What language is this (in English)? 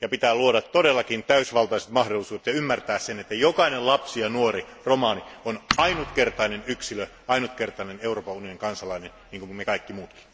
Finnish